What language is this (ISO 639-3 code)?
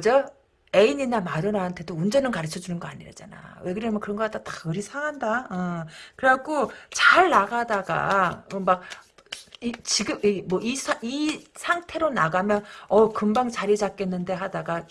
kor